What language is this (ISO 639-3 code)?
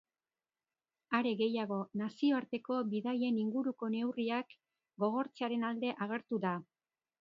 eus